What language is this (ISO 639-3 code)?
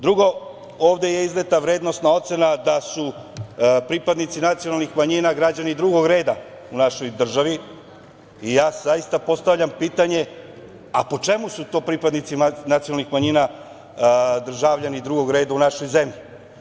srp